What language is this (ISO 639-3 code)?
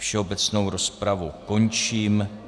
ces